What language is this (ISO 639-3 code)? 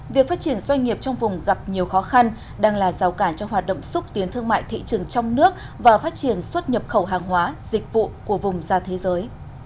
vie